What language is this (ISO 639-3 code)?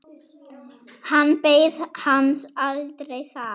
isl